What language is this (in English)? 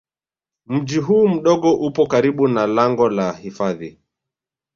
Swahili